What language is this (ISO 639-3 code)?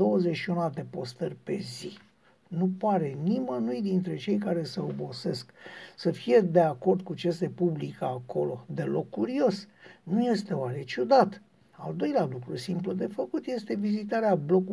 ron